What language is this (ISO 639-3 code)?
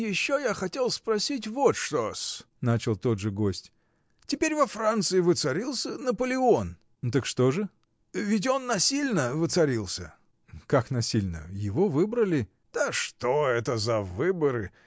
rus